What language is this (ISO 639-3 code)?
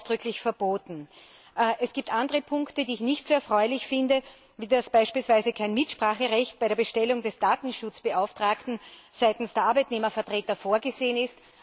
deu